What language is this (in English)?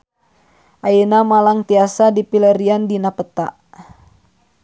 Sundanese